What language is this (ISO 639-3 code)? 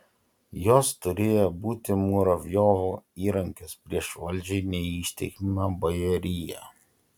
lit